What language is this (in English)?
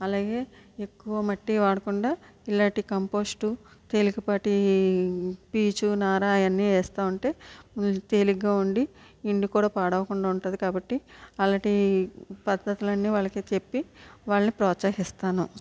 Telugu